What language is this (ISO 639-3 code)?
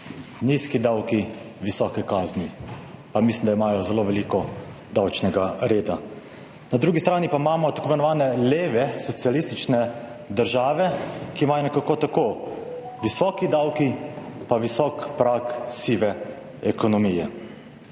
slv